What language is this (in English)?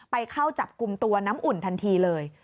Thai